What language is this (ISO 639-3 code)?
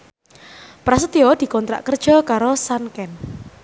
jav